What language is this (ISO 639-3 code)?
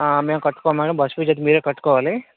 tel